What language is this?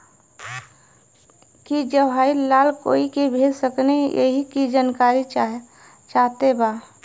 Bhojpuri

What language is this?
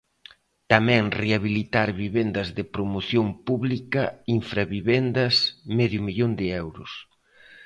Galician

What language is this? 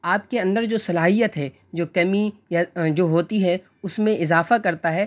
Urdu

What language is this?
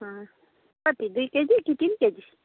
Nepali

